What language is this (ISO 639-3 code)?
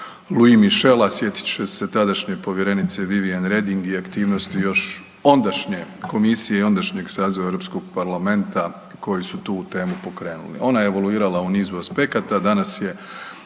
hrv